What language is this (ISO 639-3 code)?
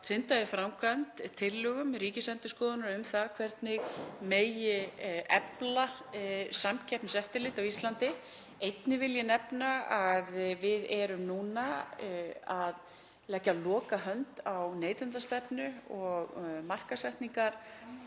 isl